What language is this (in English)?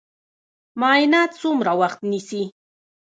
Pashto